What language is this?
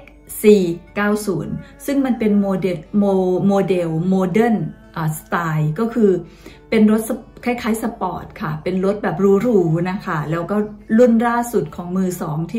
Thai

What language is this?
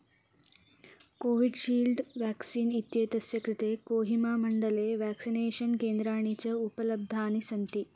Sanskrit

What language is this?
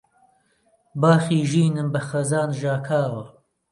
Central Kurdish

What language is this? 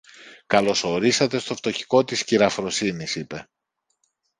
Greek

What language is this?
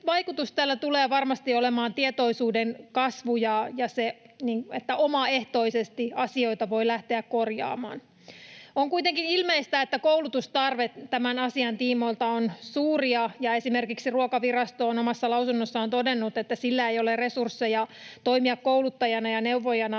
Finnish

